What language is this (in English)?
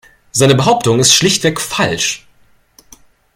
German